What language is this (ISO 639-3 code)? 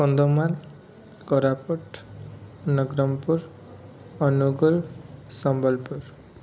ori